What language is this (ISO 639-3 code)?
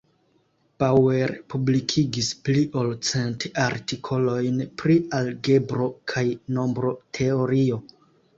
epo